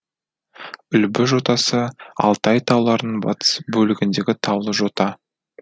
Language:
Kazakh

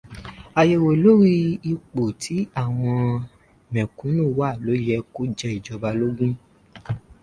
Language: Yoruba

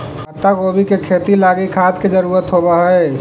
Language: Magahi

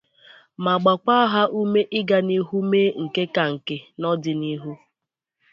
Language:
Igbo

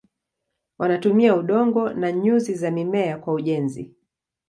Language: Swahili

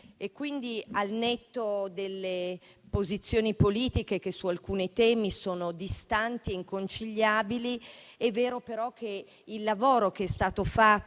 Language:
Italian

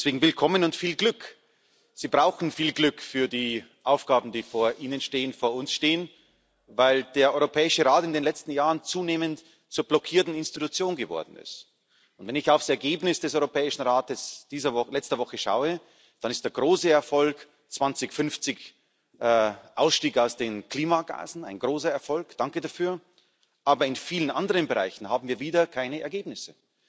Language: German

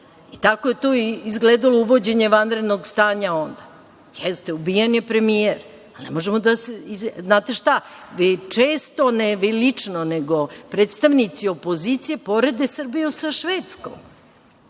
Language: Serbian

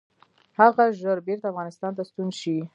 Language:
Pashto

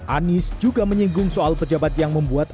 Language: Indonesian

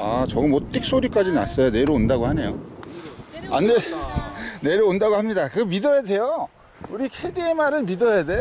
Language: Korean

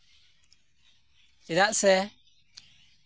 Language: Santali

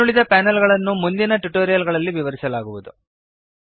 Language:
Kannada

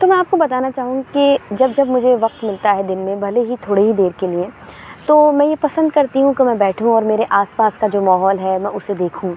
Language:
Urdu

